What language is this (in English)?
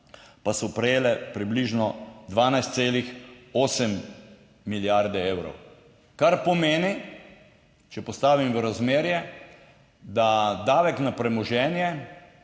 Slovenian